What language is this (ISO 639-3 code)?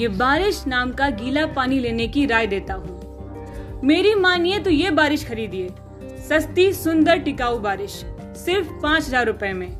hin